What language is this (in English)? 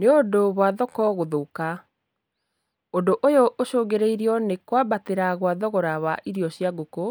Kikuyu